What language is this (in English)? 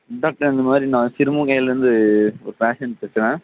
Tamil